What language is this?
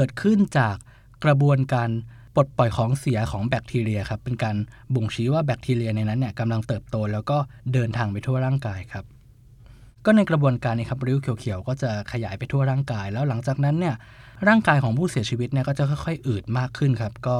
Thai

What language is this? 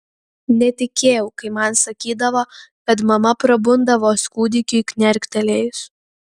Lithuanian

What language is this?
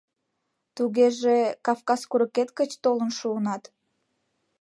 Mari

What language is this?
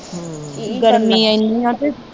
Punjabi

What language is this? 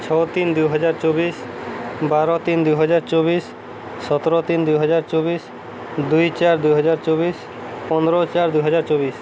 Odia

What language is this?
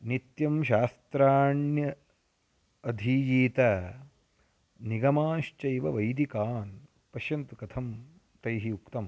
Sanskrit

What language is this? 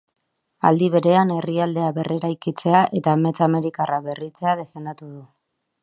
Basque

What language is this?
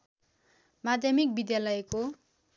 Nepali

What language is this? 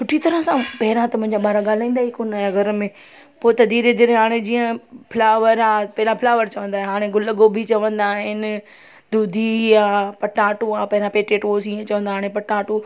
Sindhi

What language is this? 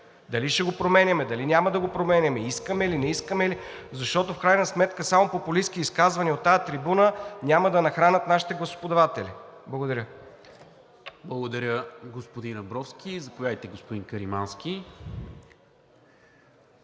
Bulgarian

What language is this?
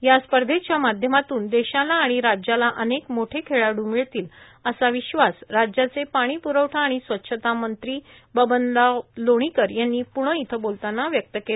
Marathi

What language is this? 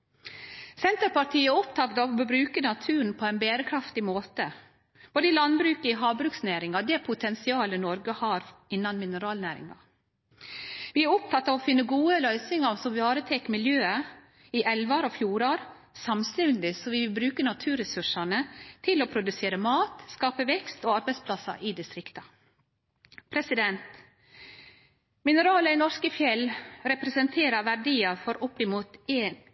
Norwegian Nynorsk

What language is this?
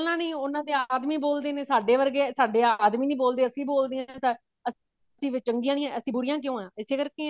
Punjabi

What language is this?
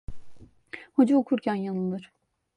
Turkish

